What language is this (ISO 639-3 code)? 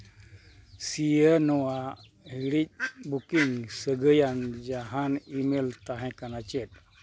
sat